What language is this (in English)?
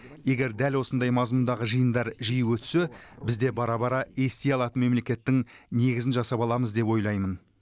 Kazakh